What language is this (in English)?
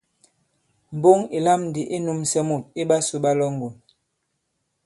Bankon